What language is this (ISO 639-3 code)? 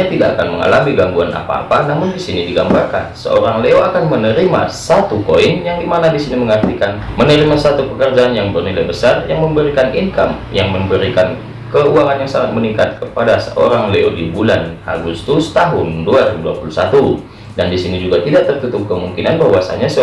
ind